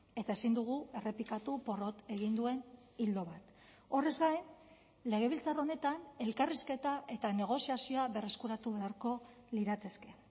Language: Basque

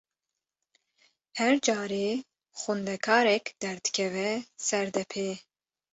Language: Kurdish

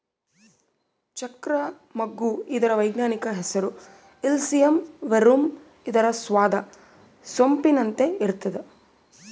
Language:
Kannada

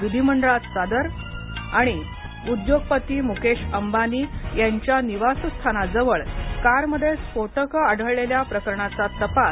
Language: Marathi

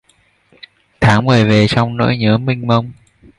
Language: Vietnamese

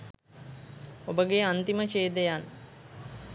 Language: Sinhala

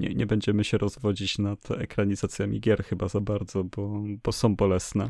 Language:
Polish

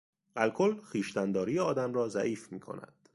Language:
Persian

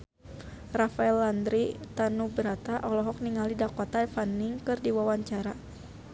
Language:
Sundanese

